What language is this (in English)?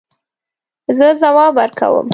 Pashto